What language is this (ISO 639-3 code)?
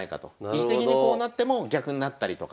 jpn